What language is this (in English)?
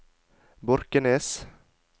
Norwegian